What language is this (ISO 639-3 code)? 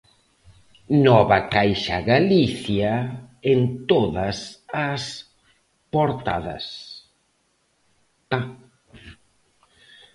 glg